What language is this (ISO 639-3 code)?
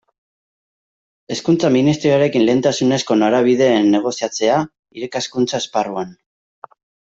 eus